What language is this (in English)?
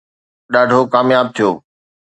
Sindhi